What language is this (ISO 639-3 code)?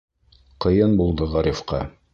bak